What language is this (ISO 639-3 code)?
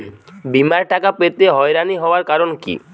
ben